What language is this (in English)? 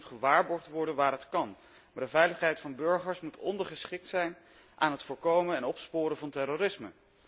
Dutch